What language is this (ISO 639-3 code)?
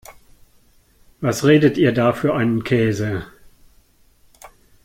deu